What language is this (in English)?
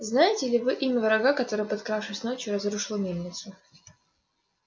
Russian